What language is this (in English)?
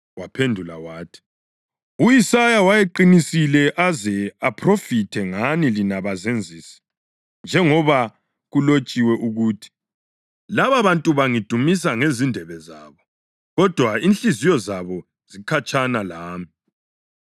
North Ndebele